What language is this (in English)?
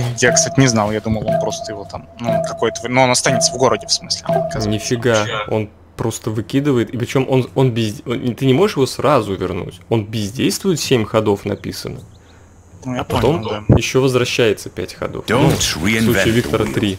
Russian